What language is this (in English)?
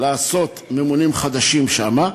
Hebrew